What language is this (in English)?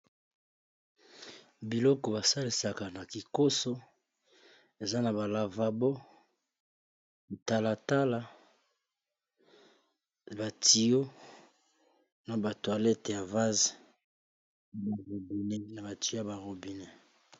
Lingala